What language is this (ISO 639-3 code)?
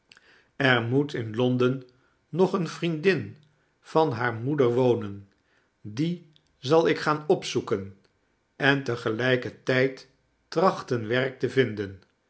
nld